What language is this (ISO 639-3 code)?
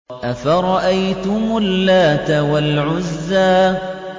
ara